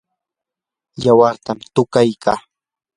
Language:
Yanahuanca Pasco Quechua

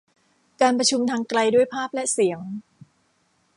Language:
Thai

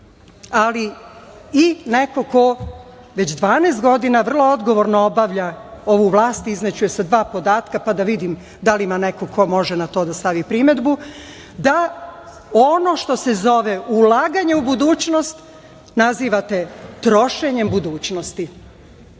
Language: Serbian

